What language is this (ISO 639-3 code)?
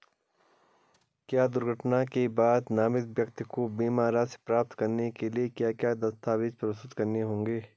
hin